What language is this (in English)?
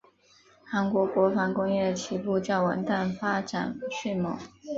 Chinese